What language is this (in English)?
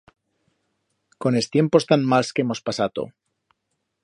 Aragonese